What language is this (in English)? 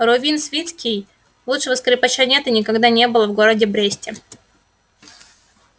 Russian